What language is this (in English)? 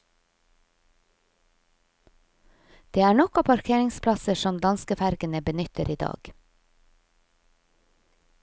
Norwegian